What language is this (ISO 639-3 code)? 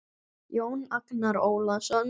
isl